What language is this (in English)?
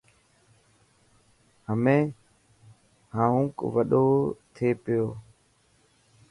Dhatki